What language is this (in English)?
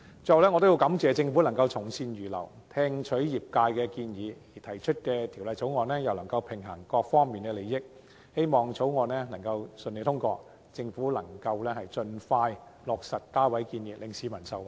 Cantonese